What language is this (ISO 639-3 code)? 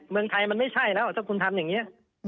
tha